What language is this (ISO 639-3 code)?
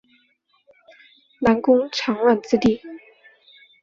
zho